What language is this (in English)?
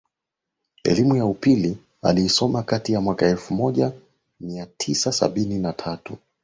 Swahili